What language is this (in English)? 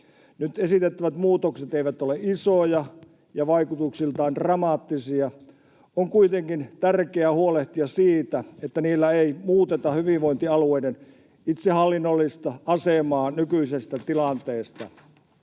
Finnish